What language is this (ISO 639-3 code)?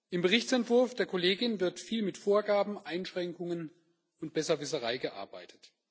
deu